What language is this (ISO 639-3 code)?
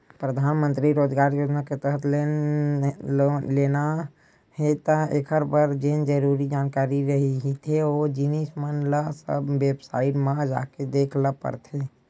hne